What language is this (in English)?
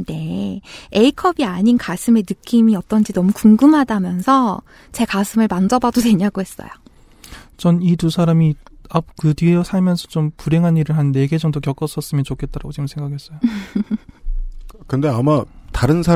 Korean